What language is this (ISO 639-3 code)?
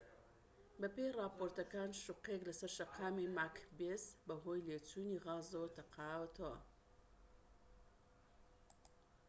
ckb